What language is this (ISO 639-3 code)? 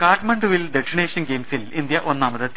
mal